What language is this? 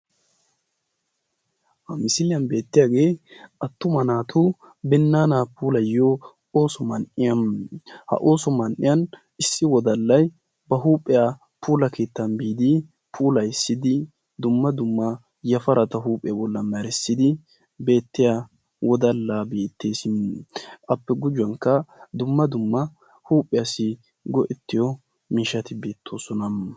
Wolaytta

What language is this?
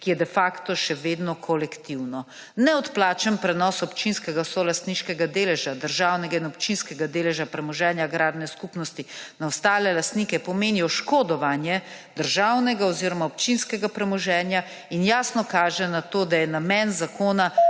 Slovenian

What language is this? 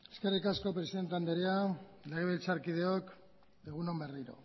Basque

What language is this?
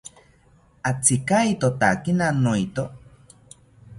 South Ucayali Ashéninka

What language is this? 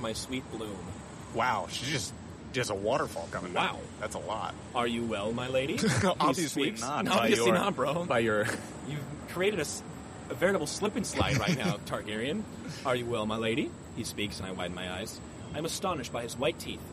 English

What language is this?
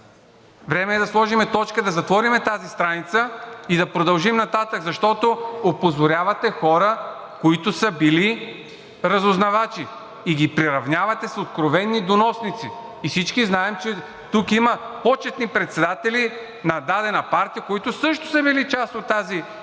Bulgarian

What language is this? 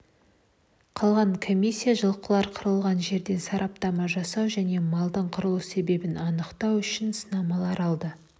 Kazakh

